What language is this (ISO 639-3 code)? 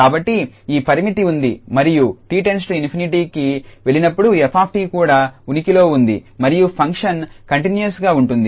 tel